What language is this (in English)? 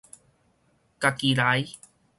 Min Nan Chinese